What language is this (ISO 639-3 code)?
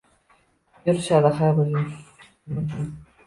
uzb